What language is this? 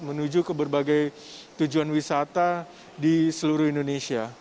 Indonesian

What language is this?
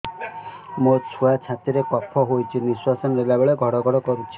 Odia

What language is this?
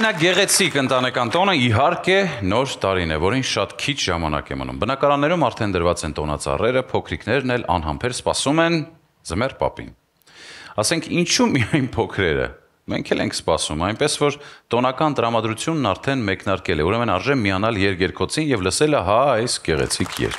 Arabic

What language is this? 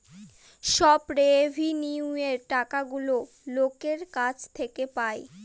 Bangla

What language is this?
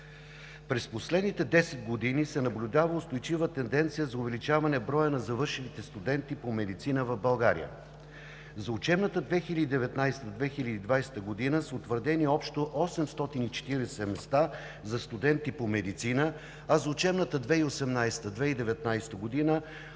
Bulgarian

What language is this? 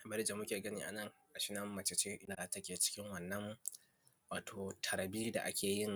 Hausa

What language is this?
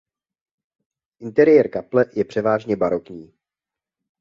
Czech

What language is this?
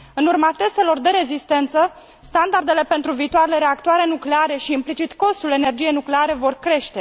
Romanian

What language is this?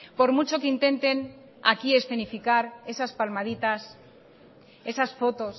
Spanish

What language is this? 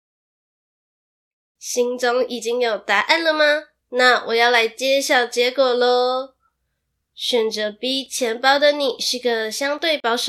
Chinese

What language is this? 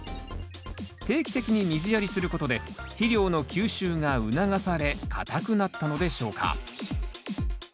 Japanese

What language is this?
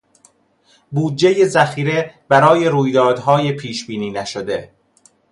Persian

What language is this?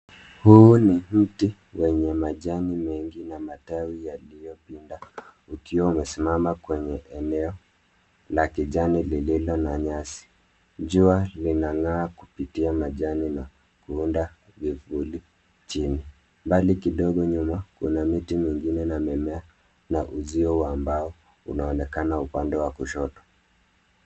Swahili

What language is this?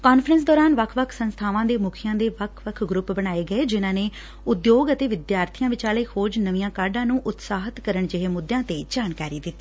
Punjabi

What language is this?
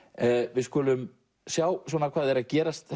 Icelandic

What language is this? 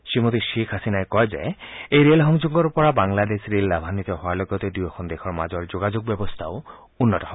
Assamese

